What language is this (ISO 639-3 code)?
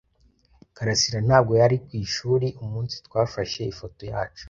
kin